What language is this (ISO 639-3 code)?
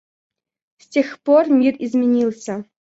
rus